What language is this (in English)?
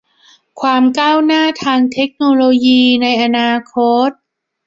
Thai